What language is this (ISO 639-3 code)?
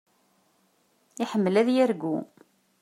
kab